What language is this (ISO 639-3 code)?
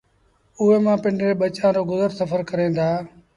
sbn